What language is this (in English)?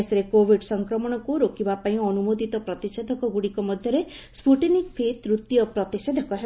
Odia